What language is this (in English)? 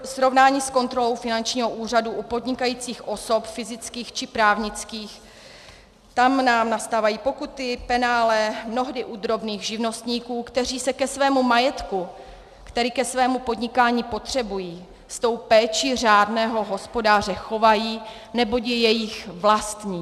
Czech